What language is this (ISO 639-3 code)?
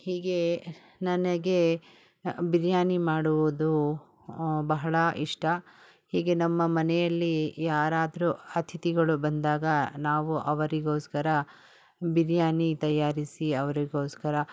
kan